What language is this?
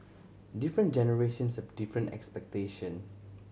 English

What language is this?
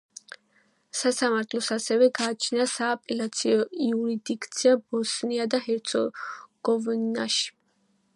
Georgian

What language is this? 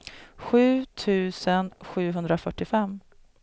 Swedish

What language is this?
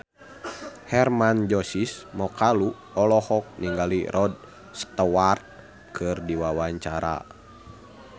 Sundanese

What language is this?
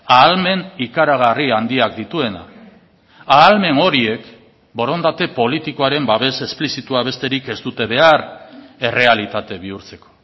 Basque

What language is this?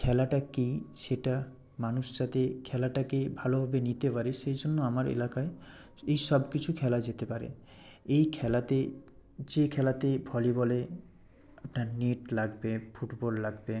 Bangla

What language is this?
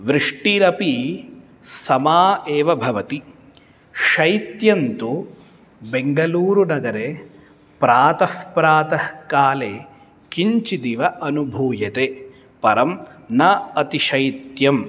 Sanskrit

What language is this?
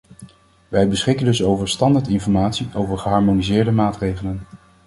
Dutch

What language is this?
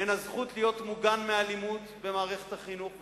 Hebrew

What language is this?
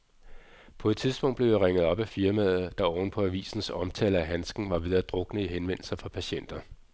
Danish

